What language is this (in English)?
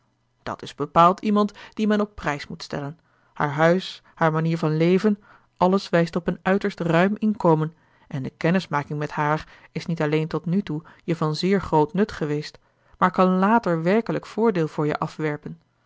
Dutch